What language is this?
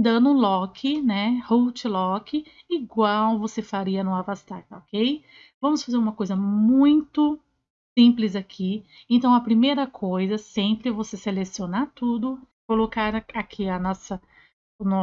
Portuguese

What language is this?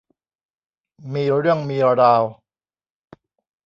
Thai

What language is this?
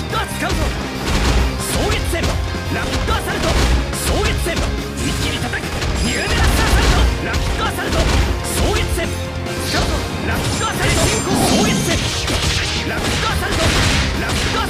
Japanese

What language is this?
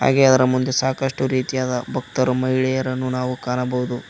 Kannada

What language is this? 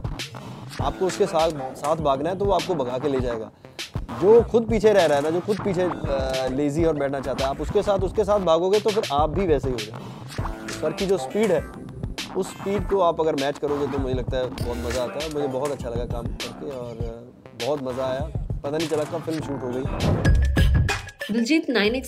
Punjabi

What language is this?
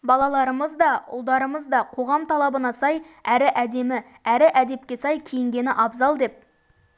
Kazakh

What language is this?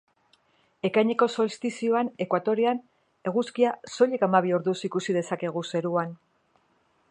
Basque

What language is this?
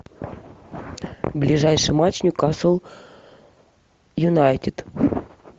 Russian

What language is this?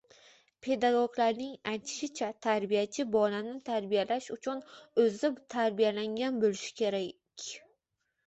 Uzbek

